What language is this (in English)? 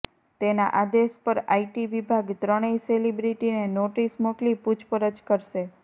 Gujarati